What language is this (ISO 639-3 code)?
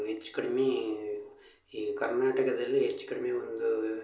kan